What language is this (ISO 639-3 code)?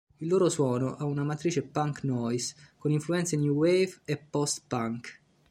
ita